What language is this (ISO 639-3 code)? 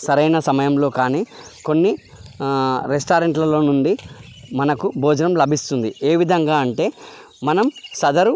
tel